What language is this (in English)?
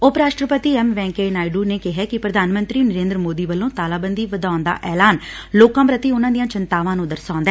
Punjabi